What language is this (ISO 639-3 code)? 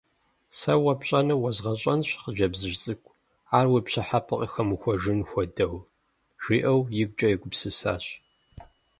kbd